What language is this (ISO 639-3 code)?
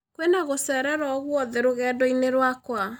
kik